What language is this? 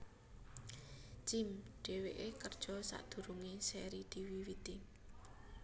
Javanese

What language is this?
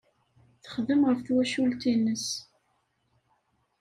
Kabyle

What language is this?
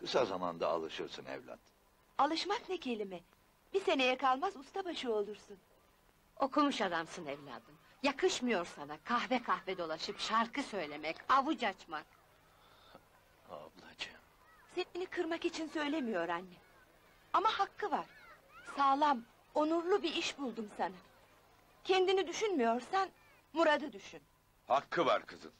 Turkish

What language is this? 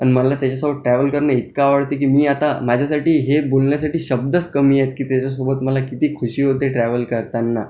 Marathi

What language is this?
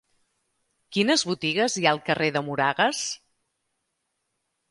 Catalan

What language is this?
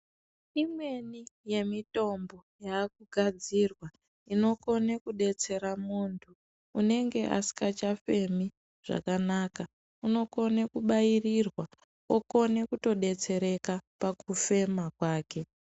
Ndau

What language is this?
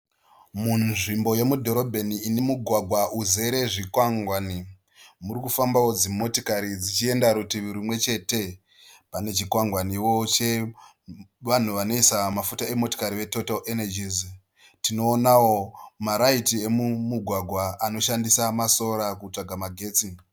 Shona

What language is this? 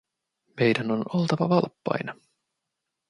Finnish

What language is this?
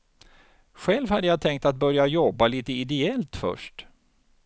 Swedish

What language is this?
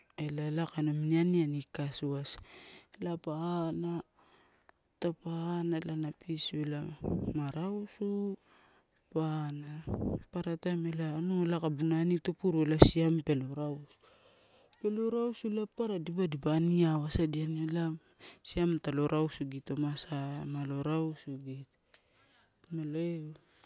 Torau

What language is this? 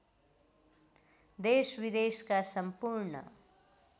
Nepali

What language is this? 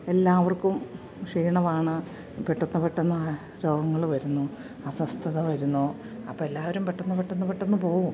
Malayalam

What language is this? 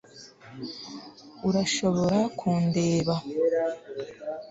Kinyarwanda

